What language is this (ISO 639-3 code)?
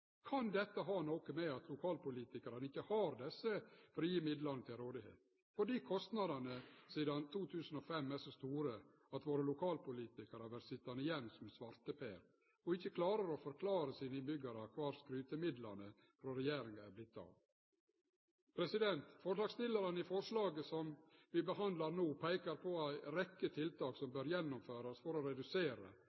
nno